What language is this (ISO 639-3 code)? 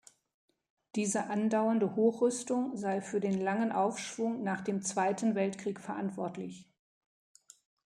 deu